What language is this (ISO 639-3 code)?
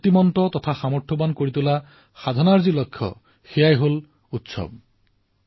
asm